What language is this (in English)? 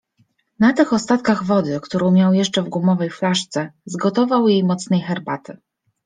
Polish